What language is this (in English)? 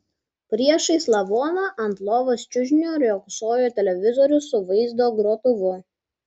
Lithuanian